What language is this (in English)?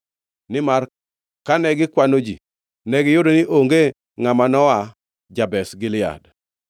Luo (Kenya and Tanzania)